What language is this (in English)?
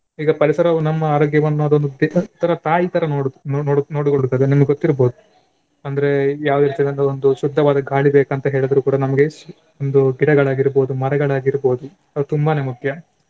Kannada